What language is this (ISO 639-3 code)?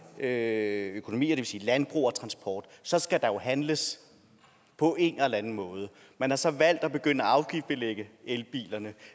dan